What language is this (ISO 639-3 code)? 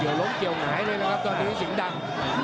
tha